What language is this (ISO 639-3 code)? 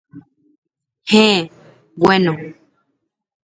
grn